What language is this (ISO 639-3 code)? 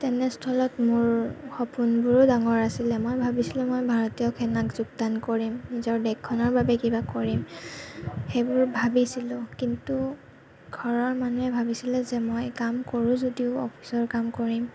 asm